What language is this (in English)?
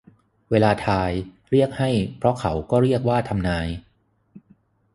Thai